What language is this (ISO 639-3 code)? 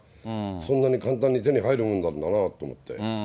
jpn